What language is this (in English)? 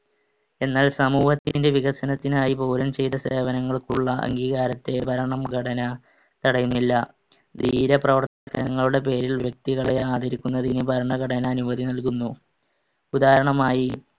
Malayalam